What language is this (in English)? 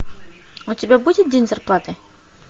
Russian